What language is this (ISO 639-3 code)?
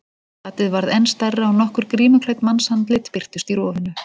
isl